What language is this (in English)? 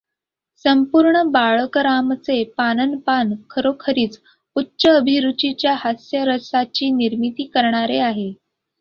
Marathi